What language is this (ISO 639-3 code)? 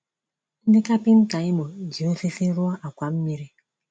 ibo